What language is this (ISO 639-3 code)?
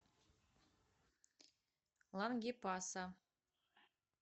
rus